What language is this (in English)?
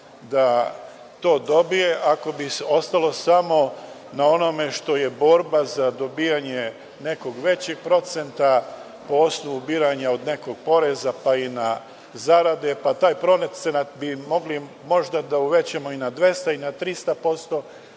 Serbian